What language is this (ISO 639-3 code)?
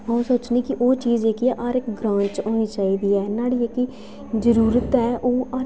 doi